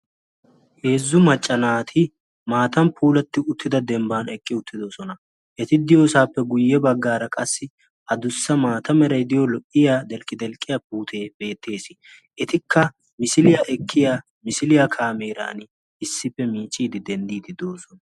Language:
Wolaytta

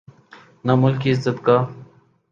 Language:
Urdu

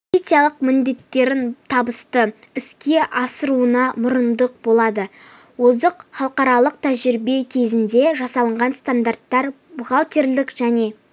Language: Kazakh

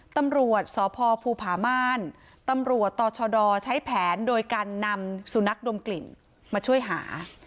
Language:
Thai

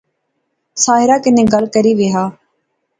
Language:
Pahari-Potwari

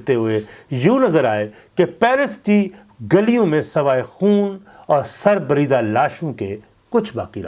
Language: Urdu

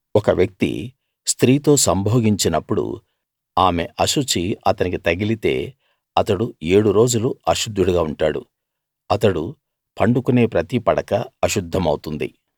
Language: Telugu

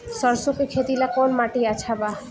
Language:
Bhojpuri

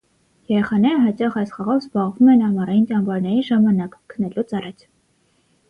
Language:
Armenian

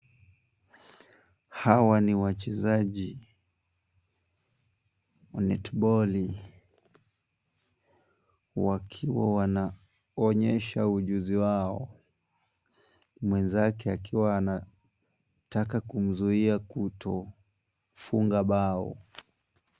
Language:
Swahili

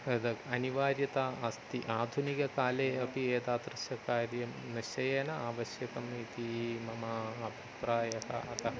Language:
Sanskrit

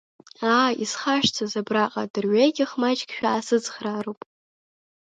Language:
Abkhazian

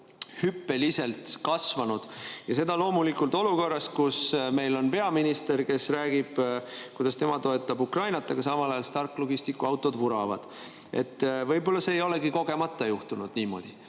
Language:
Estonian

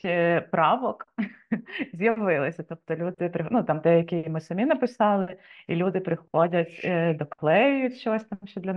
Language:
Ukrainian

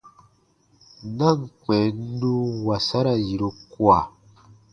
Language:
Baatonum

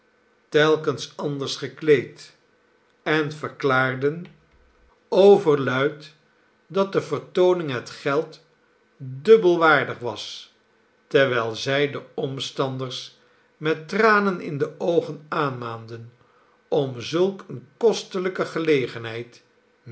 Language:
Dutch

